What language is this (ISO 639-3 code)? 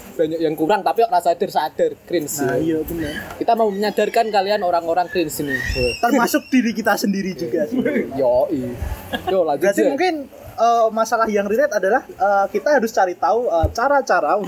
ind